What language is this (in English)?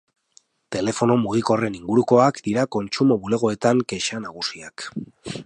Basque